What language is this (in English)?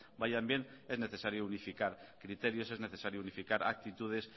Spanish